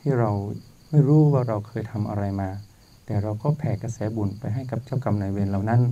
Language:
Thai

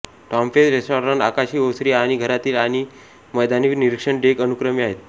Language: Marathi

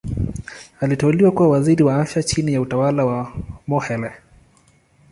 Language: Swahili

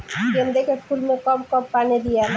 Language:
Bhojpuri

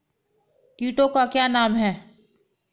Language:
Hindi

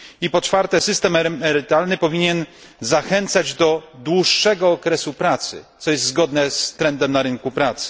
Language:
Polish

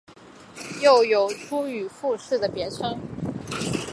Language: Chinese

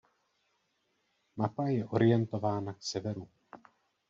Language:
Czech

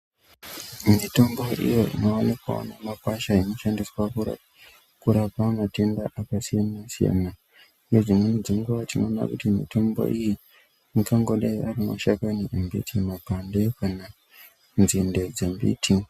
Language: Ndau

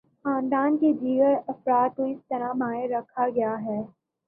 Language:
Urdu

